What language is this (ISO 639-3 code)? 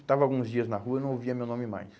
por